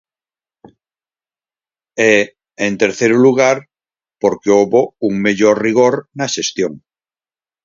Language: Galician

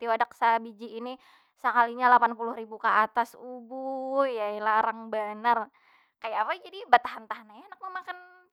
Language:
Banjar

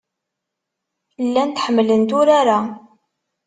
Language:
Kabyle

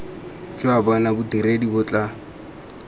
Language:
Tswana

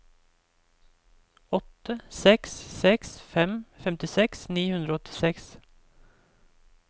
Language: Norwegian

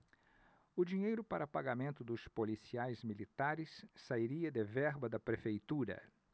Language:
Portuguese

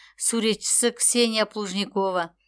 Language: Kazakh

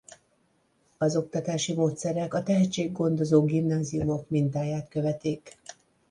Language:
Hungarian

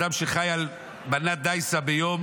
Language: Hebrew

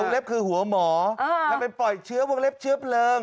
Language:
Thai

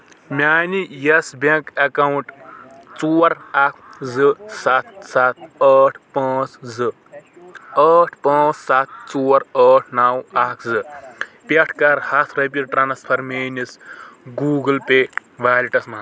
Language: Kashmiri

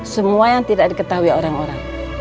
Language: Indonesian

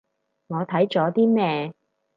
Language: Cantonese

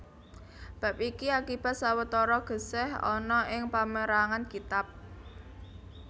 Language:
Javanese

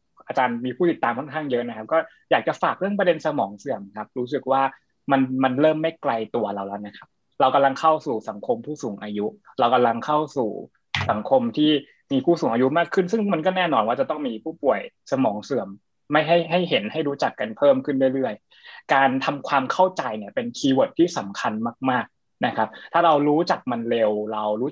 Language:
Thai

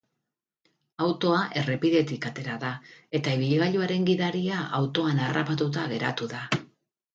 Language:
Basque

